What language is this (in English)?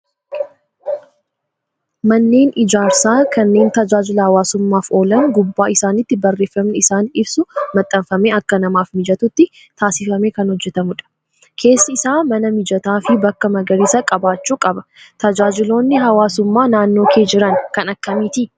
Oromo